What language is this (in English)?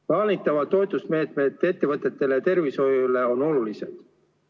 Estonian